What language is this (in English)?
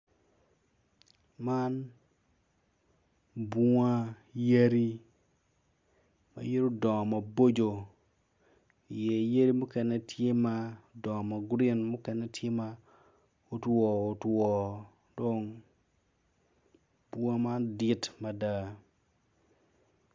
Acoli